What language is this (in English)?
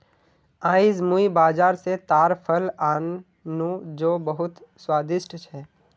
Magahi